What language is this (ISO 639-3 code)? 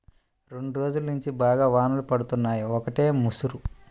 tel